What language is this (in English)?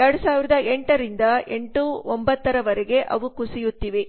Kannada